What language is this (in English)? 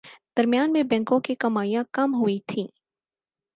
Urdu